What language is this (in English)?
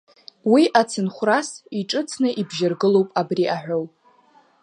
Abkhazian